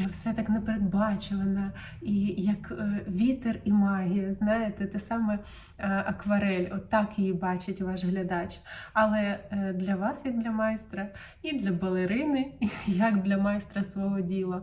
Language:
Ukrainian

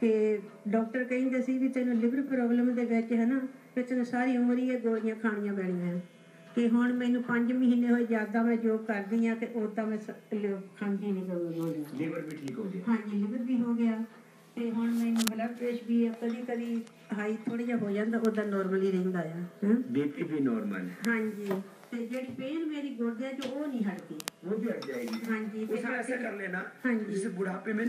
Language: Danish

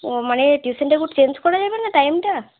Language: Bangla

